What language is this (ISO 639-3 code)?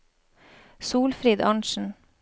nor